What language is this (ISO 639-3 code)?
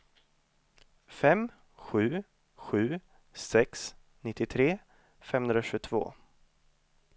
swe